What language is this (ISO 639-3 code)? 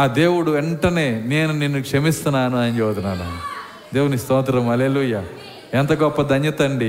tel